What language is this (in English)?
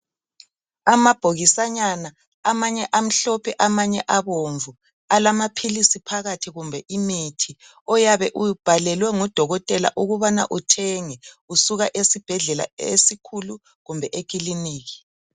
North Ndebele